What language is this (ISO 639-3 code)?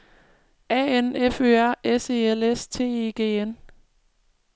dan